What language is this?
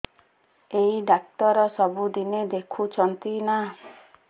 Odia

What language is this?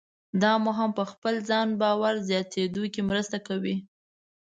Pashto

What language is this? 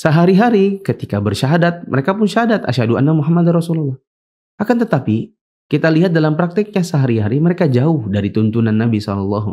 Indonesian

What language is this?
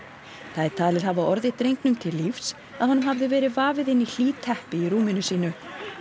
Icelandic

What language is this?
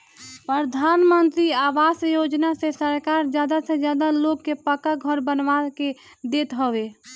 Bhojpuri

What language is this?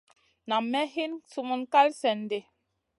Masana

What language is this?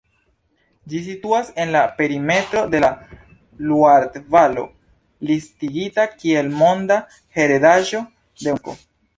Esperanto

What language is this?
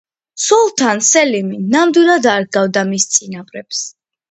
Georgian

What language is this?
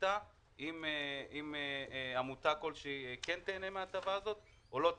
Hebrew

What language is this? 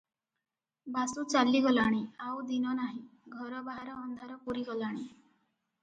Odia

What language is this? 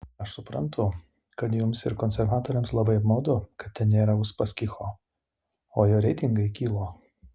Lithuanian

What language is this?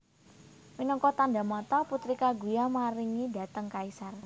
Javanese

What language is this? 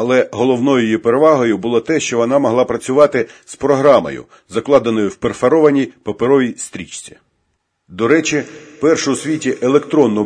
Ukrainian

